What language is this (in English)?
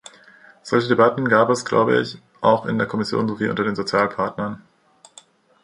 German